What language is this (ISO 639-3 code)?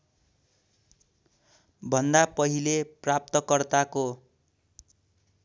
nep